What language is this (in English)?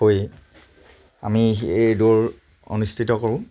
Assamese